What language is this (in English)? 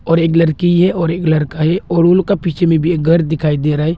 Hindi